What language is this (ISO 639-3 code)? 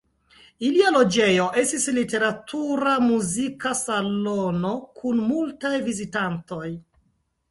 epo